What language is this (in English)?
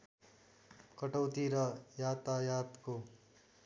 Nepali